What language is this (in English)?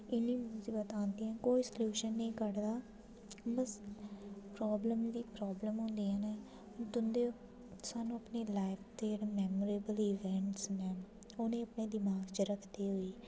Dogri